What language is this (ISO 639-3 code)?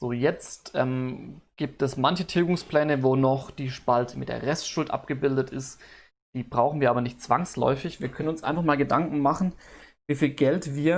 deu